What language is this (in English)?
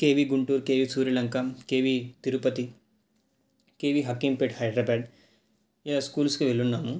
Telugu